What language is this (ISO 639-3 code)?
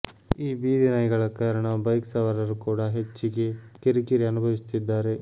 kan